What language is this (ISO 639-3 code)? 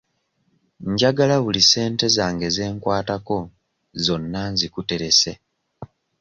lug